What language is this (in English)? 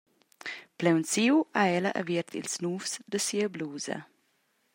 Romansh